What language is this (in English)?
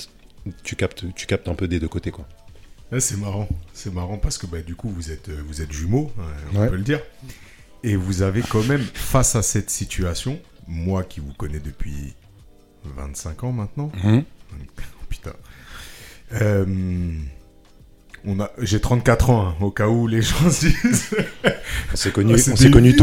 French